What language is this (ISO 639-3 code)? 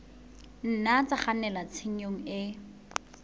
sot